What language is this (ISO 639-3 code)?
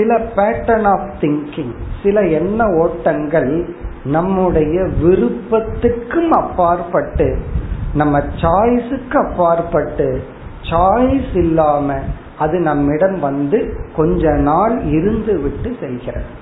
tam